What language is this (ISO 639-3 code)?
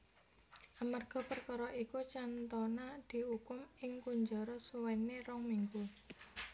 jav